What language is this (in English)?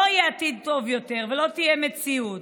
Hebrew